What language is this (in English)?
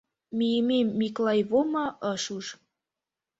Mari